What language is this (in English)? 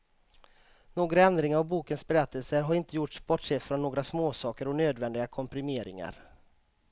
Swedish